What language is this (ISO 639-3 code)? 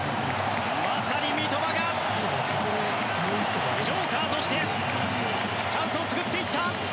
jpn